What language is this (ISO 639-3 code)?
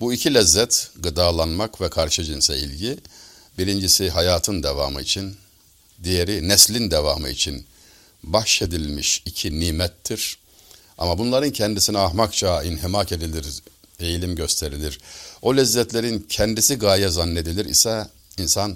tur